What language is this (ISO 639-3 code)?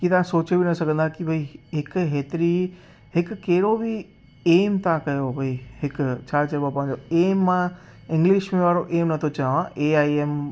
snd